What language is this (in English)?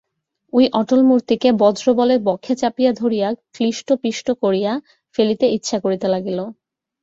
Bangla